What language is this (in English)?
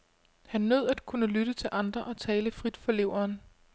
Danish